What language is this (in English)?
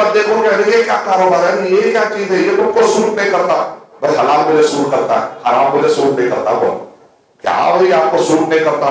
Hindi